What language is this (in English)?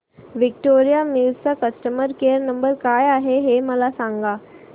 Marathi